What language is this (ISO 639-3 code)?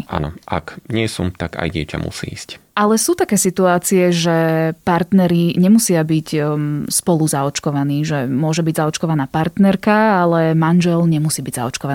slk